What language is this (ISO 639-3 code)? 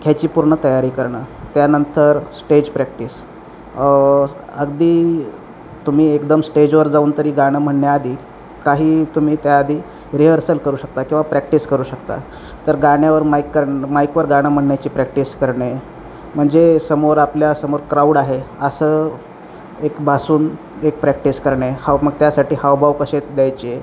mar